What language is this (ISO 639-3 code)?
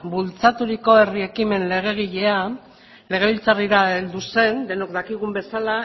eus